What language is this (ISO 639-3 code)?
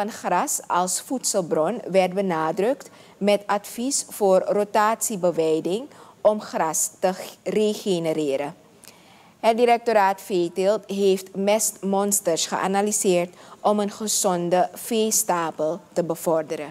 nld